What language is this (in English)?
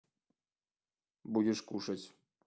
Russian